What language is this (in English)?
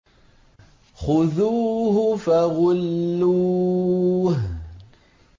Arabic